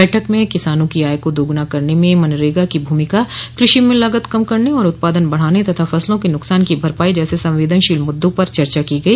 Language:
Hindi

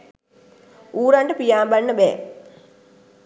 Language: Sinhala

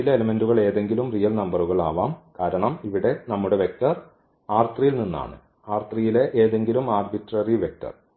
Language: Malayalam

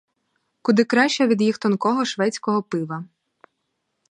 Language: Ukrainian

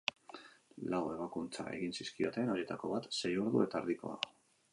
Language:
Basque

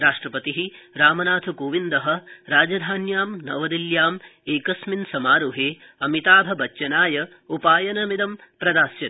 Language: Sanskrit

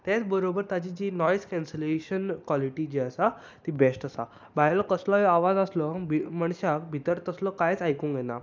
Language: Konkani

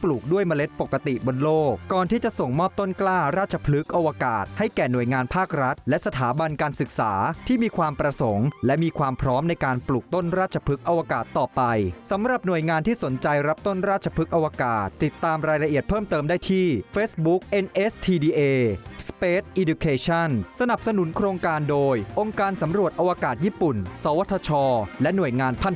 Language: Thai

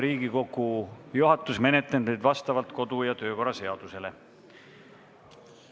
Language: Estonian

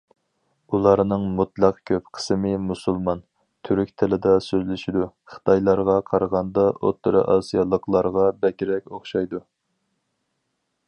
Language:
Uyghur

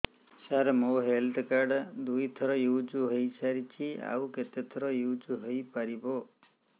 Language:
Odia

